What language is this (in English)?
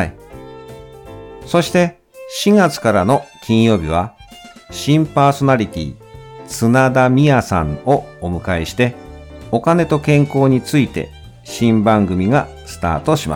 Japanese